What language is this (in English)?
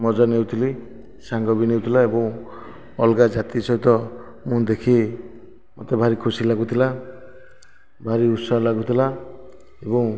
Odia